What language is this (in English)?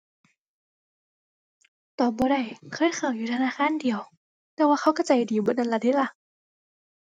Thai